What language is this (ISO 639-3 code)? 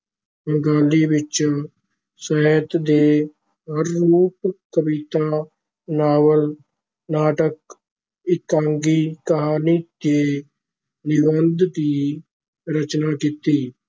pan